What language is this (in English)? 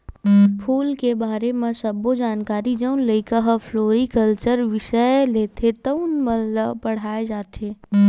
Chhattisgarhi